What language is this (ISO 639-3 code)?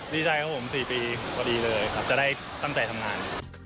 tha